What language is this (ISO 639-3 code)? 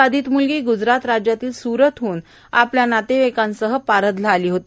mar